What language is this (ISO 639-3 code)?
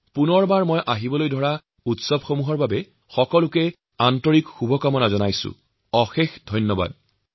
asm